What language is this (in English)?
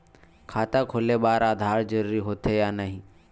Chhattisgarhi